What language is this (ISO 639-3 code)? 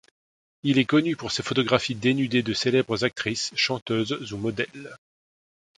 fra